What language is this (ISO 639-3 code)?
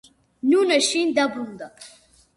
kat